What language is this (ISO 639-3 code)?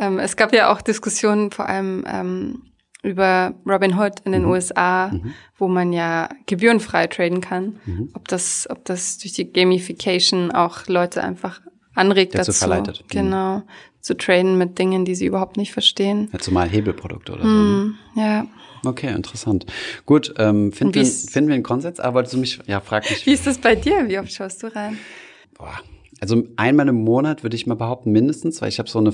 deu